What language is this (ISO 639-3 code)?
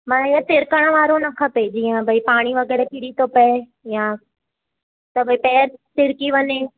snd